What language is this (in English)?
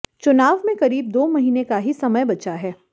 Hindi